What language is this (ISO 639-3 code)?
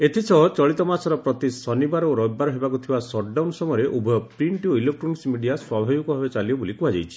ori